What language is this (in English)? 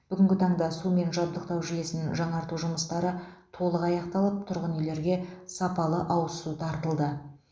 Kazakh